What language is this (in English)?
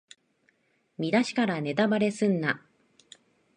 Japanese